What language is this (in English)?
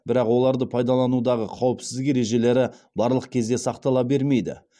Kazakh